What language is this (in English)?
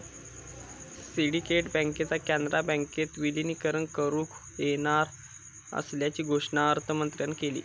Marathi